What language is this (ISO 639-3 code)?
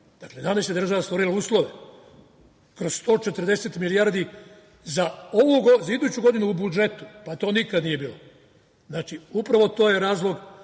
srp